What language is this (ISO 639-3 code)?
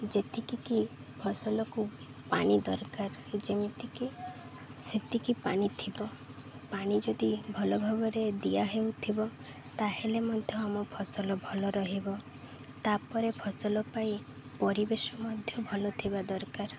ori